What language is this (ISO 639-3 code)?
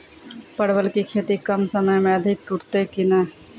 mai